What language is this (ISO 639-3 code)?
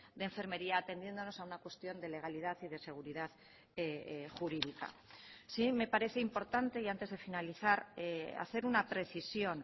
spa